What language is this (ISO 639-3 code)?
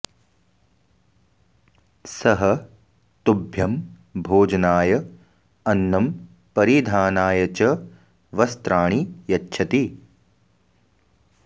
san